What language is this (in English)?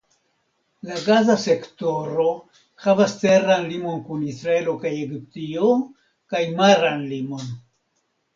Esperanto